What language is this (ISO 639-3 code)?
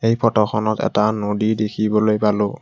asm